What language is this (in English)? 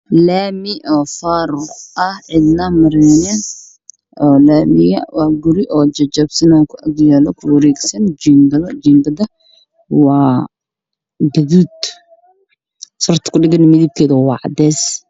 Somali